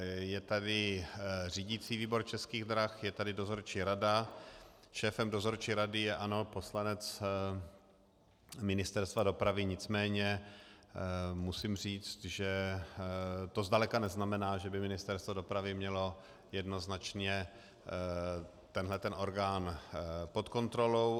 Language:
Czech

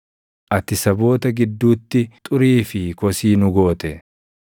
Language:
Oromo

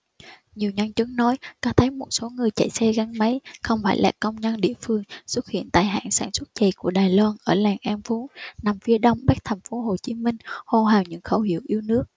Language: Vietnamese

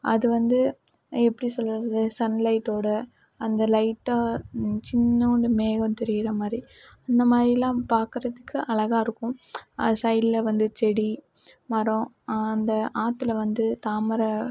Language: Tamil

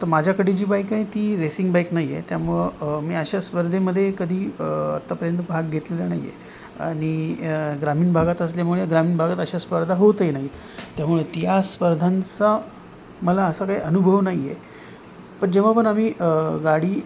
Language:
Marathi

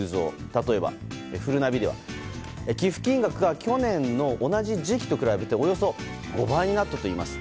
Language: Japanese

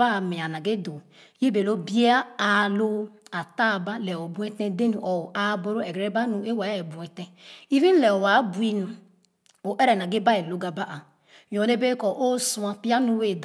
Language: Khana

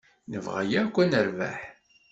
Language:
Kabyle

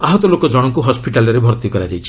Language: Odia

